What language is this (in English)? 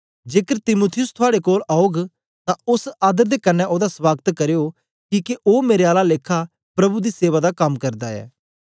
Dogri